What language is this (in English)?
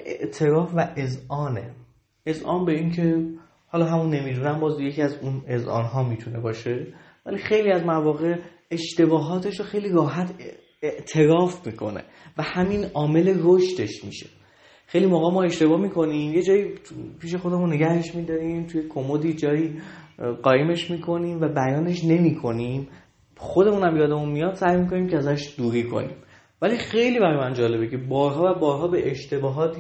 Persian